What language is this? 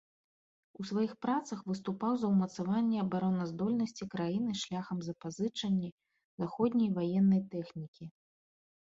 Belarusian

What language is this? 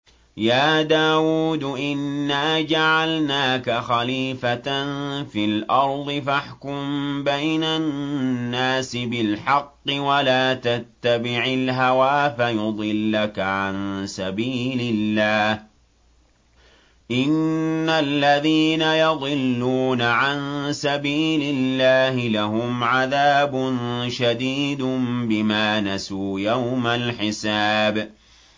Arabic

